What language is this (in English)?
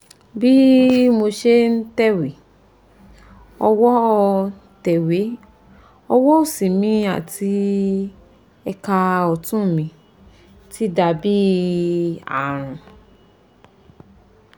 Yoruba